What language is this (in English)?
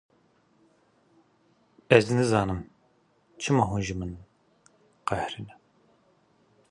Kurdish